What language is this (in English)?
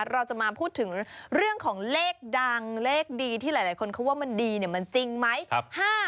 Thai